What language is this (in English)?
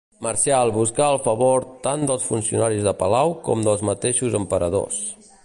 Catalan